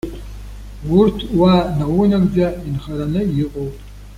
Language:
Abkhazian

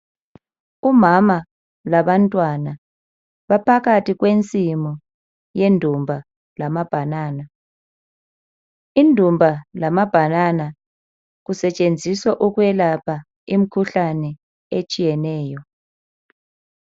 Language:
North Ndebele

